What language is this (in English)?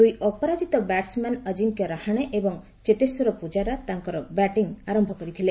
Odia